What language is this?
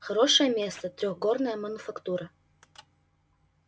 Russian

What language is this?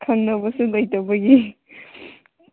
Manipuri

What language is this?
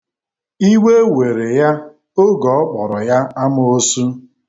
Igbo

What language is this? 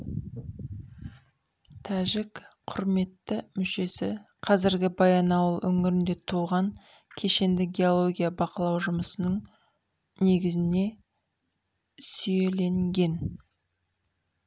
Kazakh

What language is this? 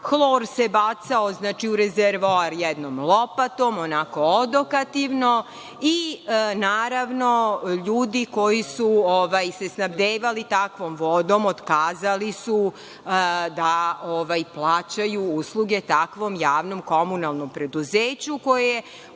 Serbian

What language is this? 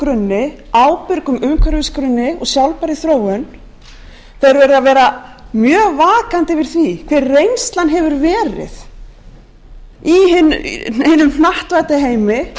Icelandic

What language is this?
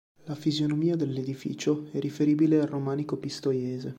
Italian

